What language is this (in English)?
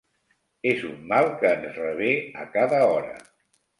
Catalan